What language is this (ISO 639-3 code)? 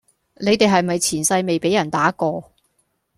yue